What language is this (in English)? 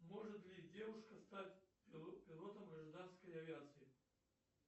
Russian